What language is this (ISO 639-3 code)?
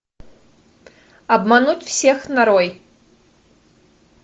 rus